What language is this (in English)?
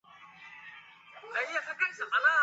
Chinese